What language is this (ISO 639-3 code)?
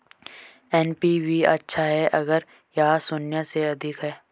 hin